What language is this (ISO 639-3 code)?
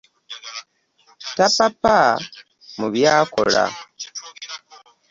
lug